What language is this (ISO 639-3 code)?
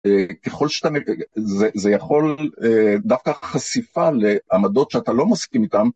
heb